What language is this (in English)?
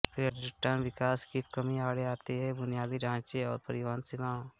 Hindi